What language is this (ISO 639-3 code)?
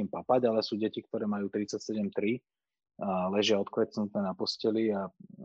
slk